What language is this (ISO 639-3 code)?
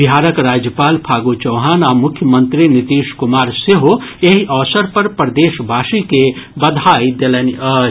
mai